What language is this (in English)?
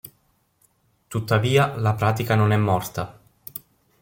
Italian